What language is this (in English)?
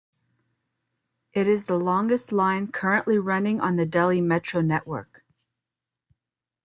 English